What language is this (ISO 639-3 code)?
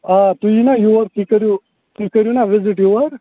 kas